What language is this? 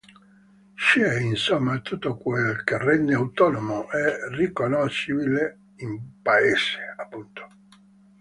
Italian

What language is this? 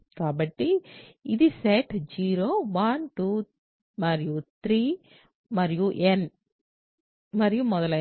Telugu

